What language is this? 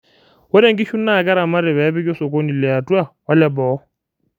Masai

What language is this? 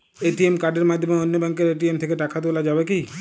Bangla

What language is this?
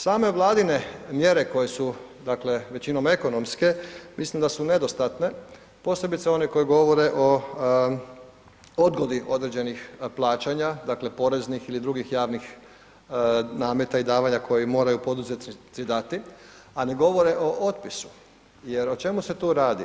Croatian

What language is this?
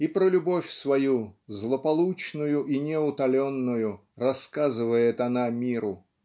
Russian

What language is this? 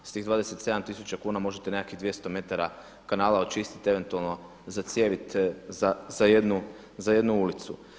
Croatian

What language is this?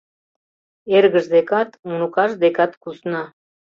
Mari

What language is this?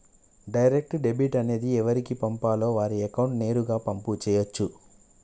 Telugu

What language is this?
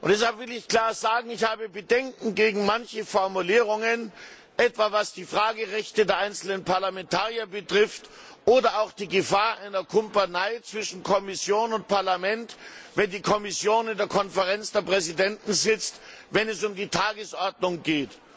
German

